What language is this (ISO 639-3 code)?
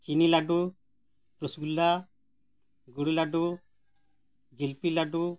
sat